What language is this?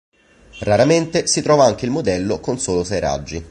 Italian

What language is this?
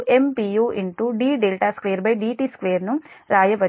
Telugu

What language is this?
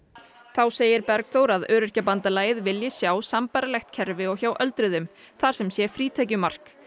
Icelandic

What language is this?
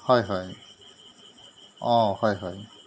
Assamese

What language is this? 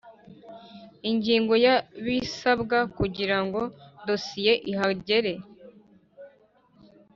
Kinyarwanda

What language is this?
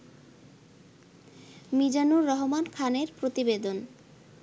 Bangla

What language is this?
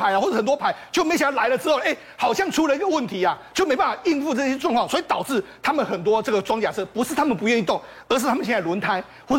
Chinese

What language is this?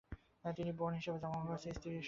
Bangla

